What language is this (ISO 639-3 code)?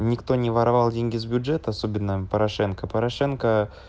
rus